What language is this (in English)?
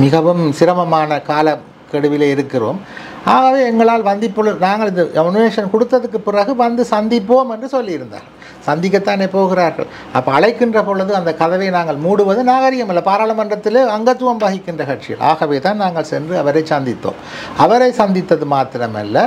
Tamil